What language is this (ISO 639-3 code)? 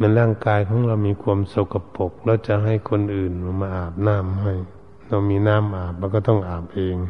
tha